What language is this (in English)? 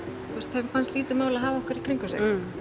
Icelandic